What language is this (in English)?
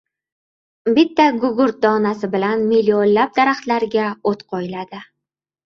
Uzbek